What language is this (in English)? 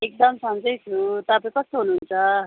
Nepali